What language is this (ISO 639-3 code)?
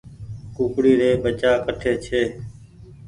gig